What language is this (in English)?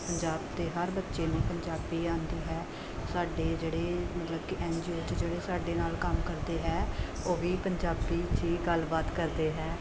Punjabi